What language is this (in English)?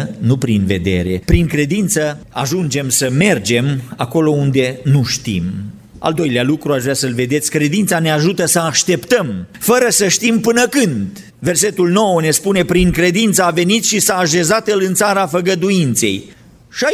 Romanian